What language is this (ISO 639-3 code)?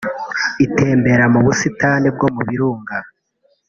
kin